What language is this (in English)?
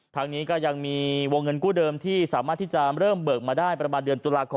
Thai